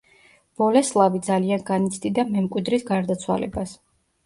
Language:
Georgian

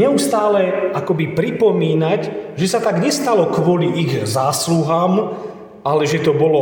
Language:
Slovak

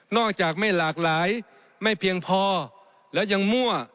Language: Thai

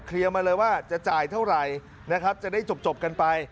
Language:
Thai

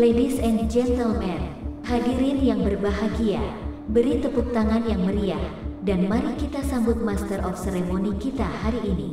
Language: Indonesian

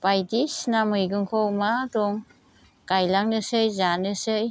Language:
Bodo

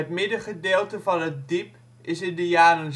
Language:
Dutch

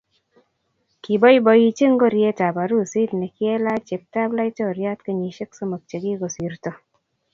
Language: Kalenjin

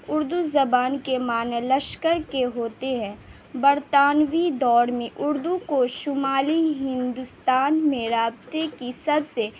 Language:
Urdu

